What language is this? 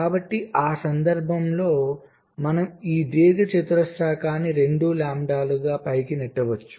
Telugu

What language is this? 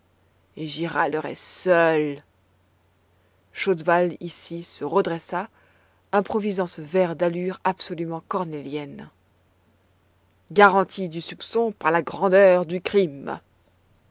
French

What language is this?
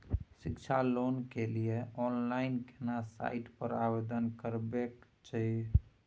Maithili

